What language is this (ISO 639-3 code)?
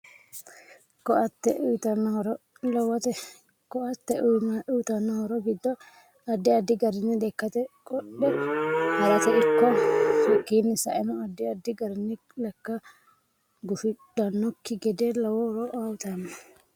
sid